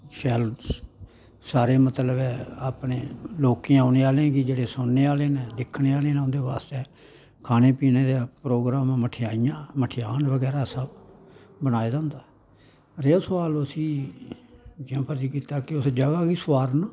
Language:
Dogri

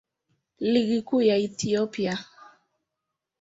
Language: Swahili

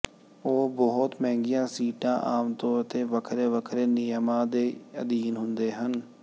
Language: Punjabi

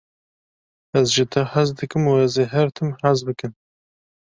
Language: Kurdish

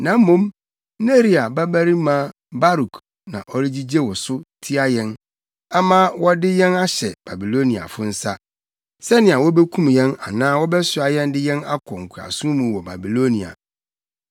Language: Akan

